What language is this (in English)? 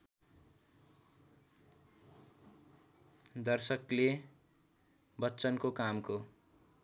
Nepali